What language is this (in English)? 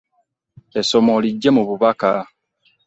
Ganda